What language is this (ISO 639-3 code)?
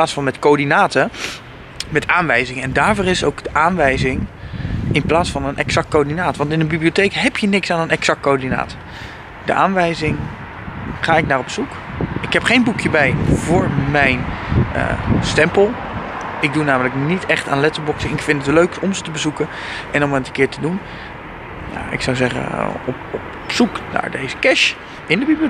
nld